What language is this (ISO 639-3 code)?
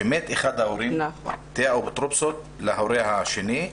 heb